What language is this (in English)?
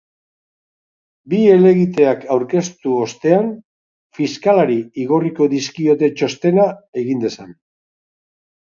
Basque